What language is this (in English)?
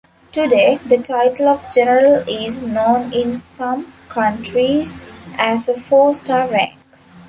English